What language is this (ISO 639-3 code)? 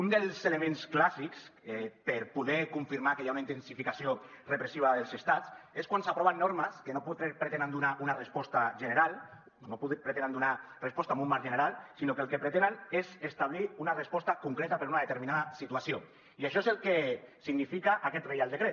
cat